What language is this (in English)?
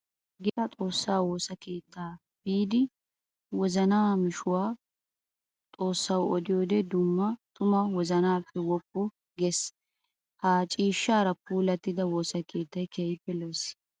Wolaytta